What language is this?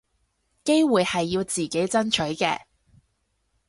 Cantonese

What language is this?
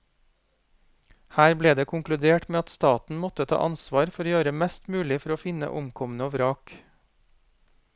Norwegian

